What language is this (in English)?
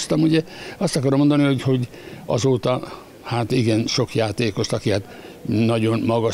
Hungarian